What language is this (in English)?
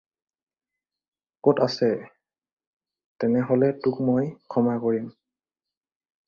Assamese